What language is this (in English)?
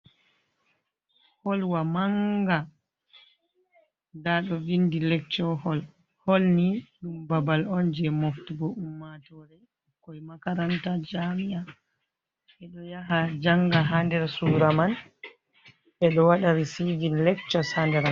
Fula